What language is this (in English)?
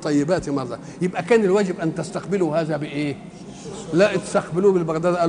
Arabic